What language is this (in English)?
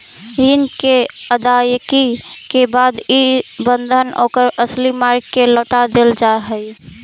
Magahi